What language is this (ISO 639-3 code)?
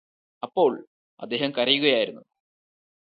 mal